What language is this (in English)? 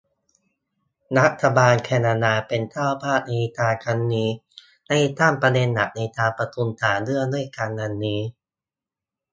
Thai